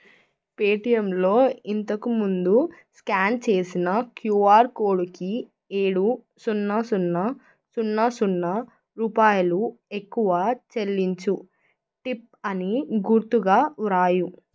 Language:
Telugu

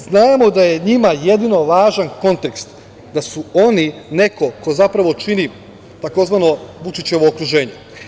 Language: Serbian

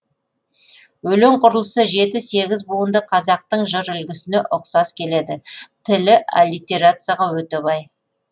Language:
Kazakh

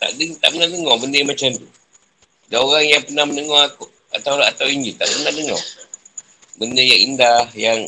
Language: Malay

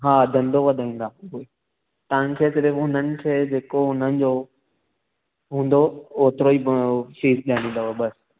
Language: Sindhi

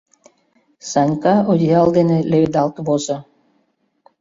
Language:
Mari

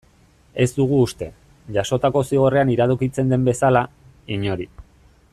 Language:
Basque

